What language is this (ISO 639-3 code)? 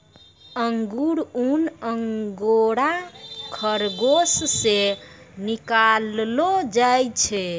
mai